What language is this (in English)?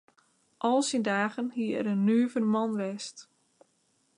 Western Frisian